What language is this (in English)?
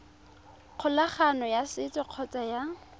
Tswana